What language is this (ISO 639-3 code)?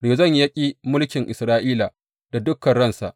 hau